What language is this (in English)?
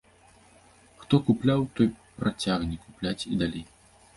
Belarusian